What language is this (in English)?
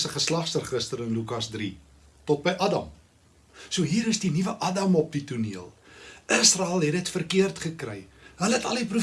Dutch